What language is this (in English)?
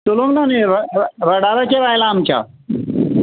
Konkani